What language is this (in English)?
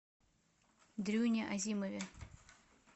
Russian